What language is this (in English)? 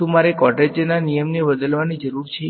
Gujarati